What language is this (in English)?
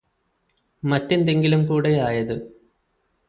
Malayalam